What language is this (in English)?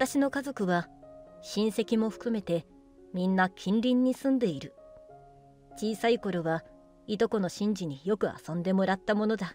Japanese